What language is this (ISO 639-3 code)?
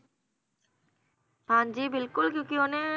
pan